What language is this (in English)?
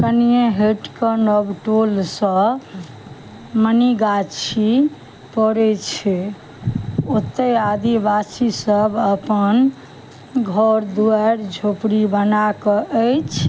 Maithili